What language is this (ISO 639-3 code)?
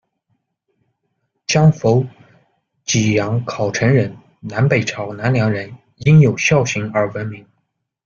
zho